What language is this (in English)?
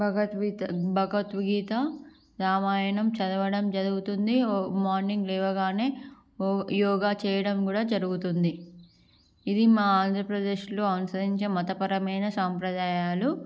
Telugu